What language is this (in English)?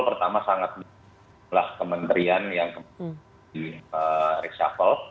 Indonesian